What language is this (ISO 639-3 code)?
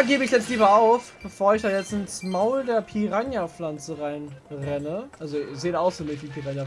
deu